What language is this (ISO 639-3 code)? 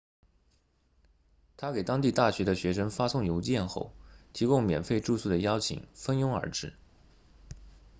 zho